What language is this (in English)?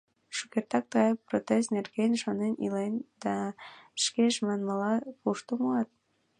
Mari